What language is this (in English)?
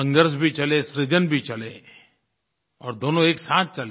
Hindi